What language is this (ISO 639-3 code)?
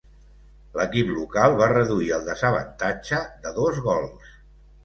cat